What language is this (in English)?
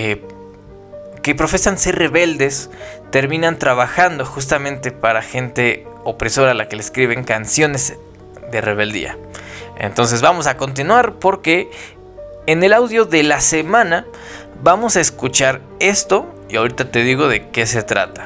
Spanish